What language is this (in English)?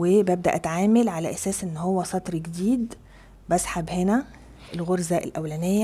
Arabic